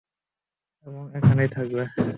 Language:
Bangla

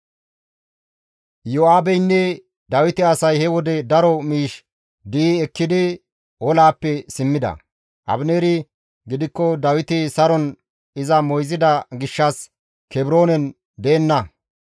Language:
Gamo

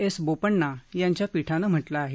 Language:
Marathi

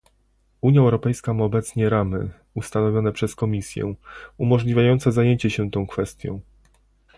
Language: Polish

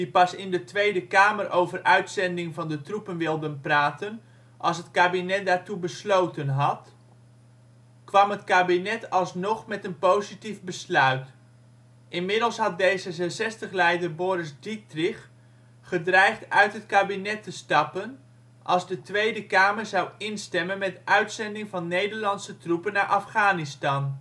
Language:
Dutch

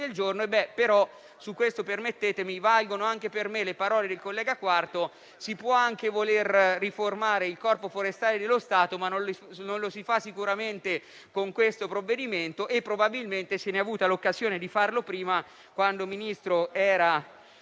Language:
Italian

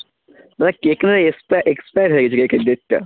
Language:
Bangla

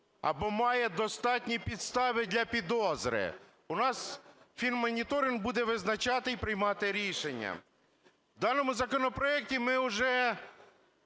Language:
Ukrainian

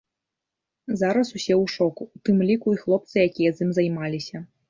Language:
Belarusian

